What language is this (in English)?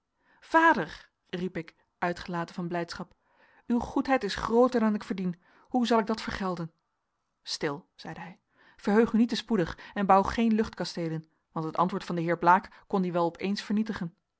Dutch